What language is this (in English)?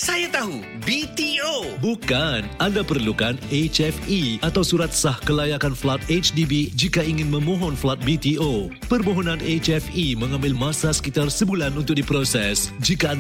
Malay